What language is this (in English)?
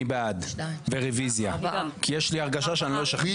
Hebrew